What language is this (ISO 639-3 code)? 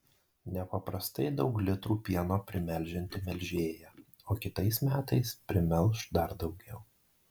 lit